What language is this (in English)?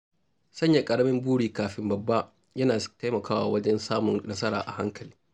Hausa